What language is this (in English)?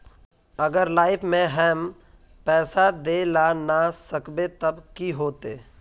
Magahi